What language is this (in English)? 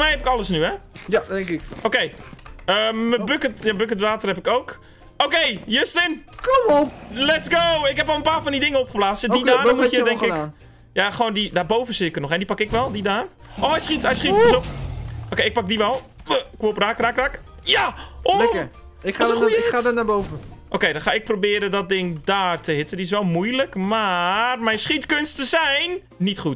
Dutch